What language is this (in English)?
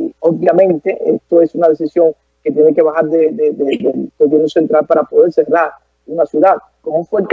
Spanish